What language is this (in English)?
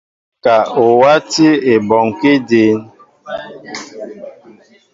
Mbo (Cameroon)